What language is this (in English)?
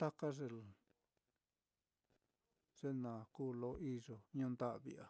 Mitlatongo Mixtec